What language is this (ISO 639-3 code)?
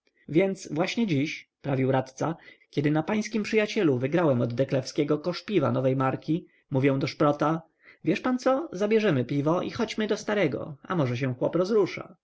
pol